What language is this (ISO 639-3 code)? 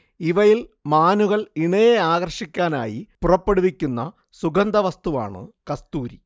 mal